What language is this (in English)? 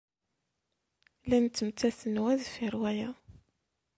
Kabyle